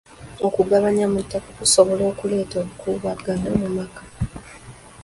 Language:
Ganda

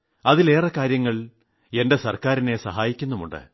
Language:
Malayalam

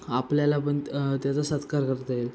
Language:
Marathi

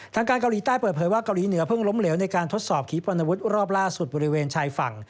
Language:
Thai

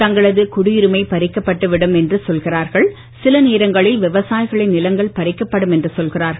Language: Tamil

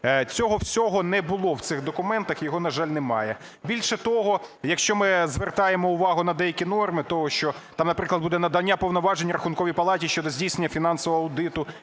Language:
Ukrainian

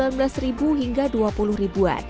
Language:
Indonesian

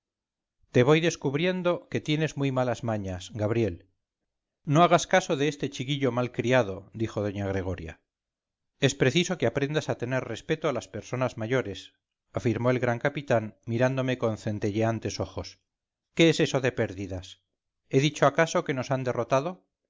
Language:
Spanish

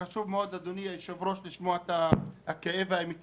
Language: Hebrew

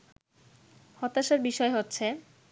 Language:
Bangla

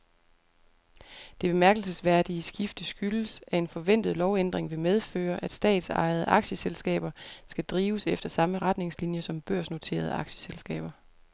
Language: Danish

